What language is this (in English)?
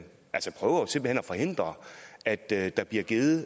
Danish